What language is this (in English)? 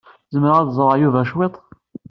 Kabyle